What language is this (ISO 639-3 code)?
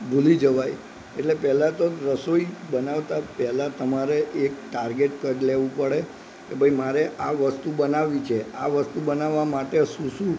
guj